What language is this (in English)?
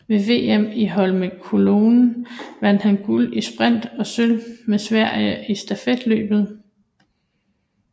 Danish